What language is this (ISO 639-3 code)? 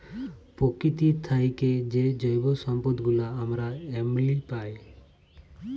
ben